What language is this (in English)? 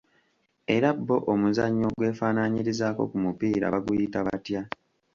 Ganda